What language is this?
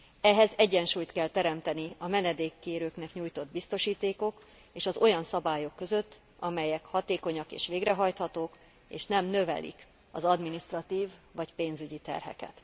Hungarian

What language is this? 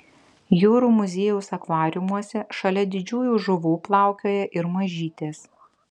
Lithuanian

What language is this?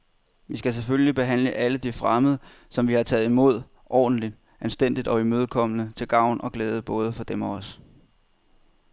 Danish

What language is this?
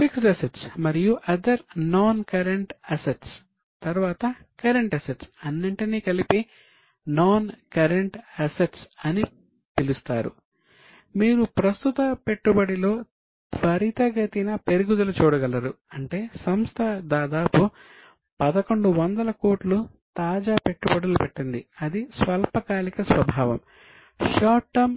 Telugu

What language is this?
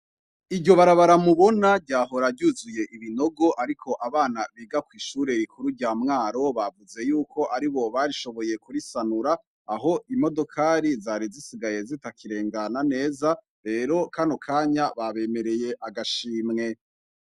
Rundi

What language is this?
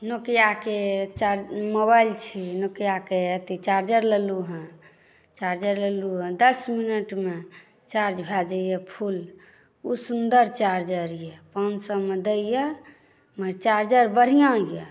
Maithili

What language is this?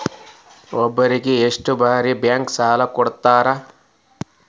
Kannada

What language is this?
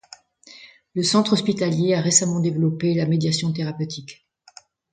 French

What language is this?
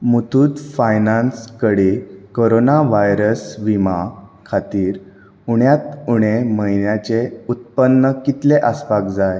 Konkani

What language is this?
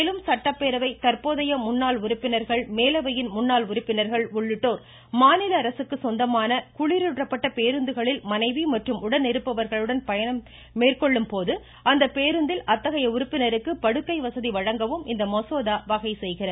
Tamil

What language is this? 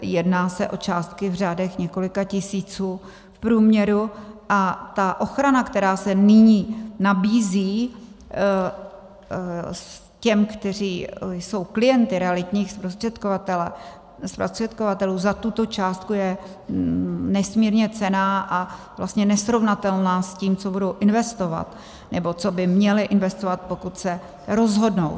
Czech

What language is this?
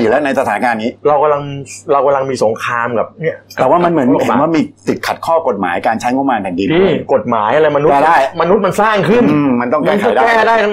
Thai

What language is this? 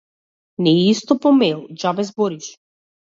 Macedonian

